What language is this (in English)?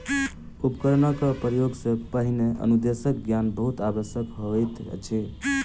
Maithili